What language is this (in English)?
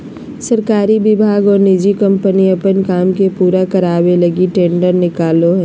Magahi